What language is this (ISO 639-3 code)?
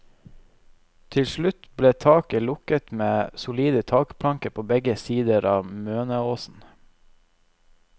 nor